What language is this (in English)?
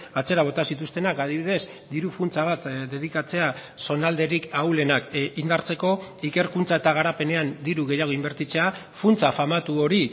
Basque